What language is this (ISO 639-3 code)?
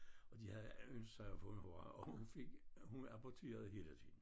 dan